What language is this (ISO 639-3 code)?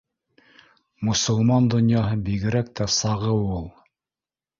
bak